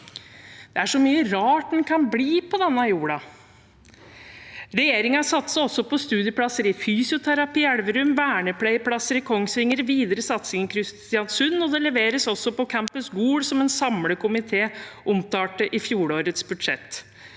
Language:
Norwegian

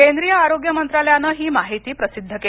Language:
Marathi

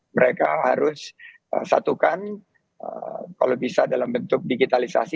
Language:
Indonesian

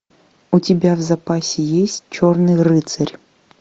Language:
Russian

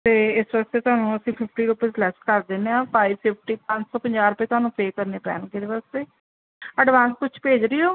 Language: Punjabi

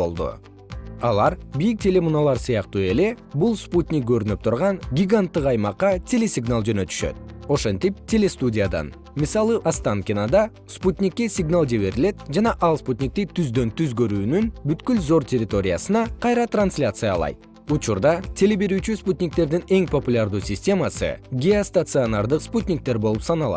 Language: Kyrgyz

